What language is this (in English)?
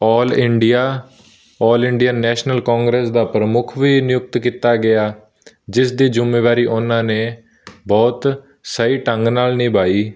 Punjabi